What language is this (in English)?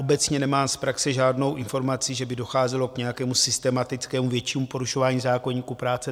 Czech